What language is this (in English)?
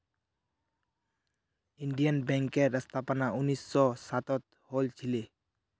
Magahi